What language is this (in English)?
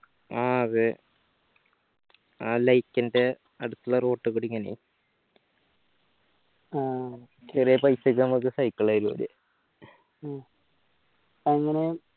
Malayalam